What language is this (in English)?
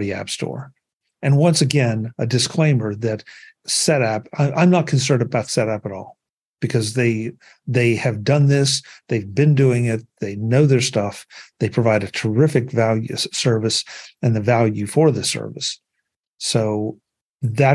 English